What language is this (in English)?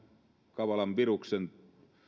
Finnish